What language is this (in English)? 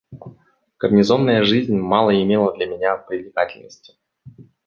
Russian